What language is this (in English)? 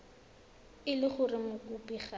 Tswana